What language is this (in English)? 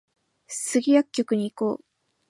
Japanese